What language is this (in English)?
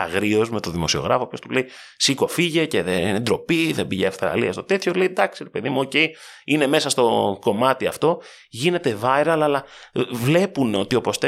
Greek